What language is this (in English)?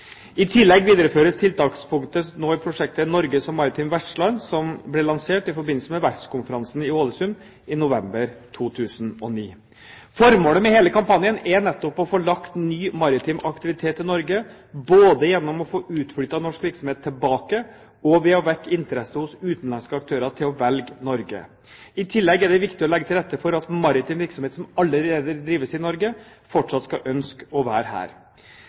Norwegian Bokmål